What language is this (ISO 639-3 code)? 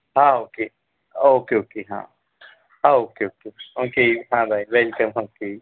guj